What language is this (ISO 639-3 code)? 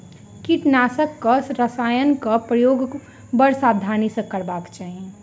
mai